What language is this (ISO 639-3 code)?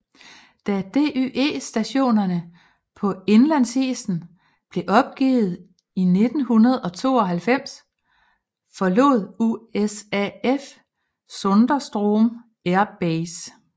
dan